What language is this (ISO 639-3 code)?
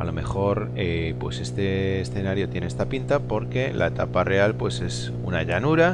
spa